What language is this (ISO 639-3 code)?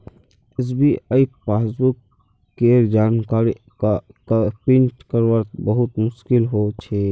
mag